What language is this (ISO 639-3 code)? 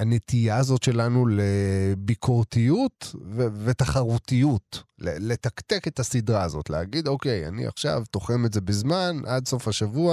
heb